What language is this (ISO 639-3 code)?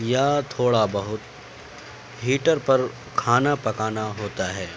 urd